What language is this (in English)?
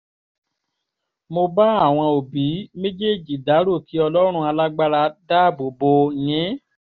Yoruba